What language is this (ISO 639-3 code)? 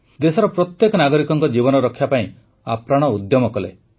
ori